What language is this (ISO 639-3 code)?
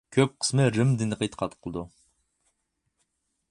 uig